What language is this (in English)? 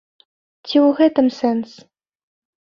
Belarusian